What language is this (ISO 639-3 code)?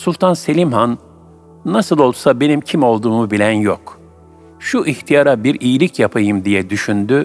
tur